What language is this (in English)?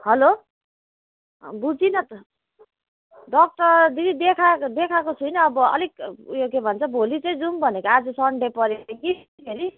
Nepali